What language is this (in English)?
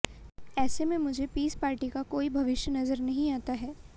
Hindi